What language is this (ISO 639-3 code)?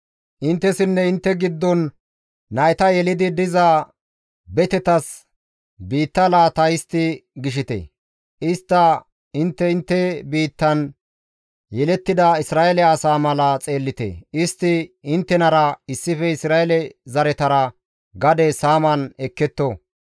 gmv